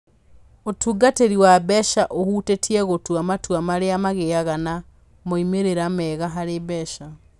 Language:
Kikuyu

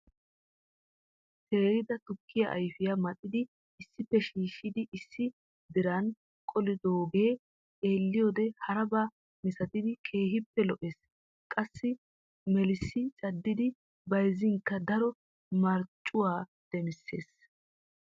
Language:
Wolaytta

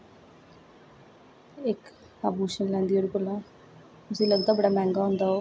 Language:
Dogri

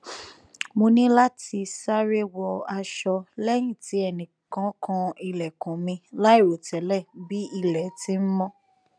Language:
Yoruba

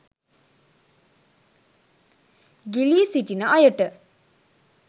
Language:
Sinhala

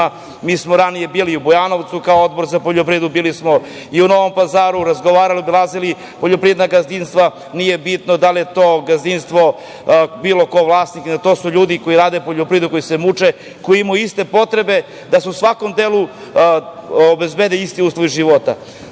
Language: Serbian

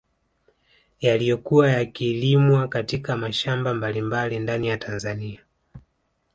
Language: Swahili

